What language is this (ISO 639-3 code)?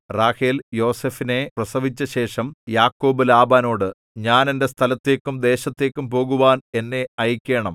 mal